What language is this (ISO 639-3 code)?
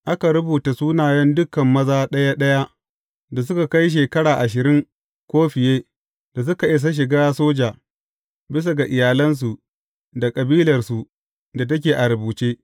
hau